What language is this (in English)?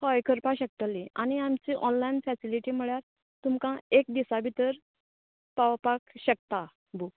Konkani